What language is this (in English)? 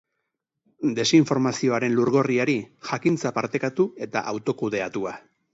Basque